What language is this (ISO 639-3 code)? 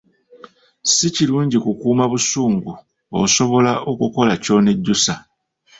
lug